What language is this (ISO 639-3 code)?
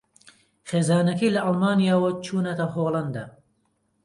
ckb